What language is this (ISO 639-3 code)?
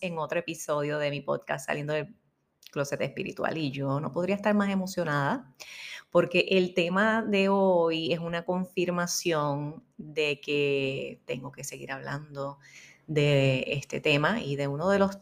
spa